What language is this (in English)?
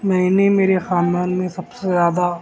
Urdu